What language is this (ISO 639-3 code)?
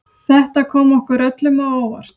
isl